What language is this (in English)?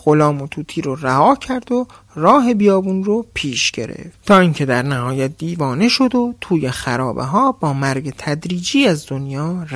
Persian